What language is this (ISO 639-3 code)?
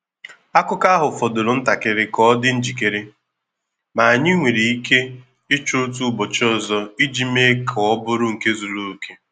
ibo